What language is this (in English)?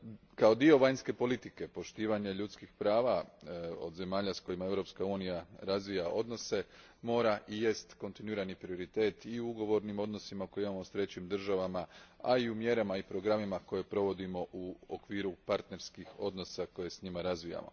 Croatian